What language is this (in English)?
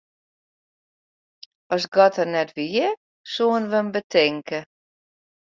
Western Frisian